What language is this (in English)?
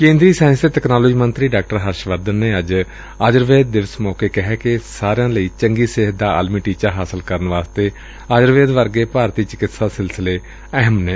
Punjabi